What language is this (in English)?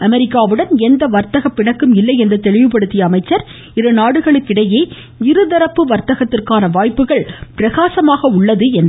Tamil